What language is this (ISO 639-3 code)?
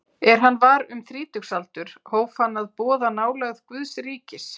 isl